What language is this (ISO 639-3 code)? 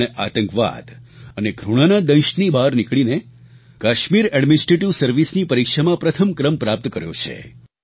guj